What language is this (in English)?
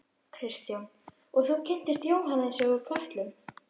Icelandic